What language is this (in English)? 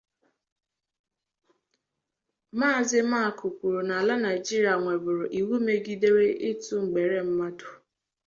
Igbo